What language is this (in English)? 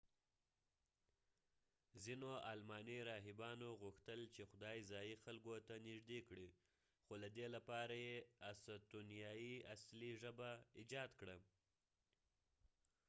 Pashto